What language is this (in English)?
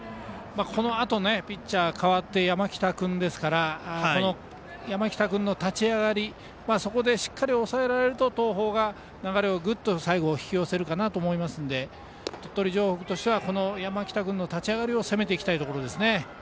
Japanese